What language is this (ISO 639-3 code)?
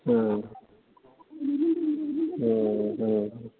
brx